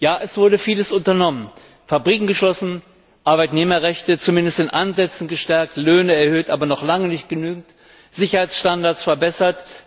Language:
German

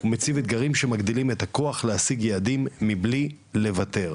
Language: Hebrew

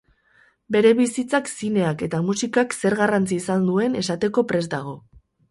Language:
Basque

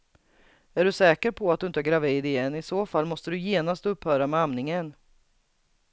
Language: Swedish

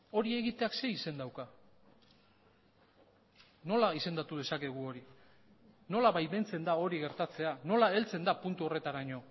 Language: Basque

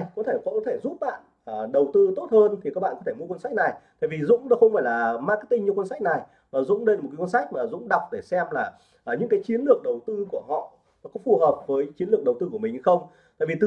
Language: Vietnamese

